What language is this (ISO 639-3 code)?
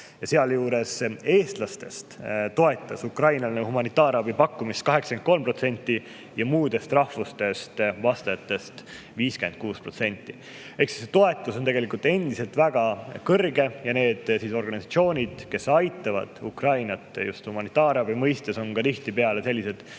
est